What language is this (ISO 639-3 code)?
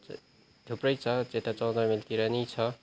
nep